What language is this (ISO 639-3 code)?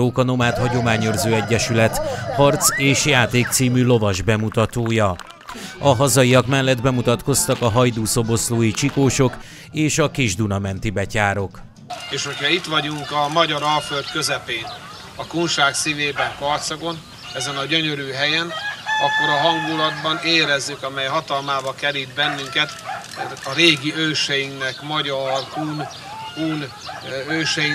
hun